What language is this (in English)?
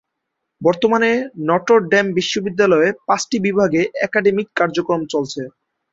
Bangla